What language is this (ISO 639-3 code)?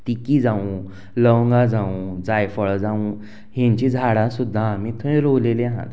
kok